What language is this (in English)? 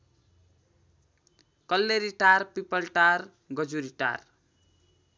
Nepali